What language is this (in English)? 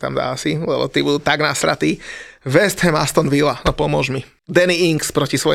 Slovak